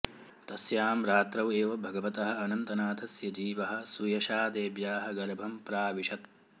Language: Sanskrit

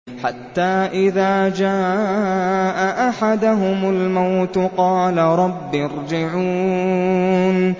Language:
Arabic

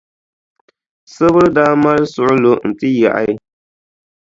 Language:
Dagbani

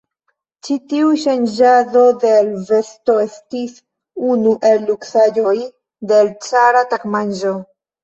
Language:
Esperanto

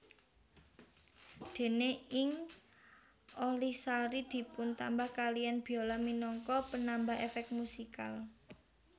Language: Javanese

